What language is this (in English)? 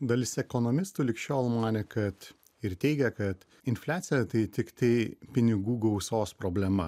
Lithuanian